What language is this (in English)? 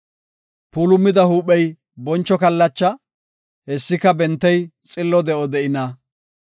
Gofa